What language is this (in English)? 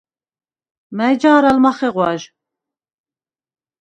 Svan